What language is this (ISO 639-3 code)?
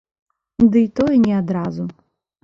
bel